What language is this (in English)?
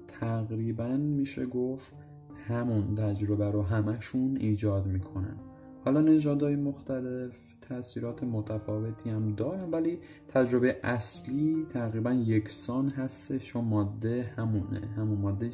Persian